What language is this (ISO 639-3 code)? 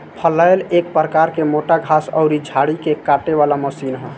bho